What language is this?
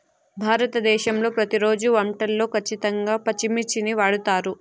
Telugu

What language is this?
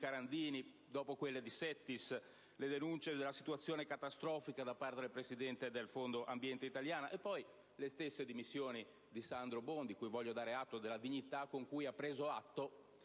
Italian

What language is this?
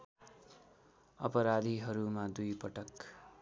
Nepali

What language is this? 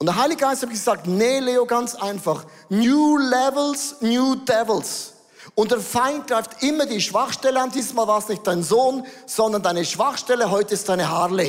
German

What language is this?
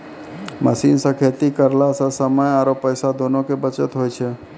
Maithili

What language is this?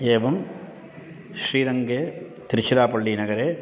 Sanskrit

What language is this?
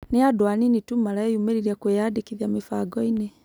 Kikuyu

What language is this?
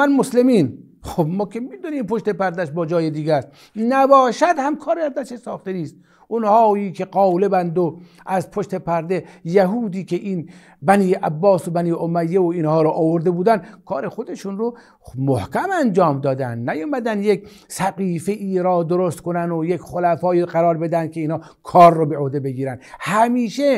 Persian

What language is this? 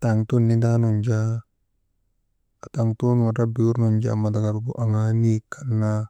Maba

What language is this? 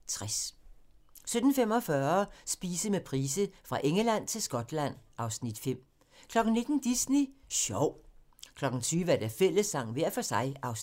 Danish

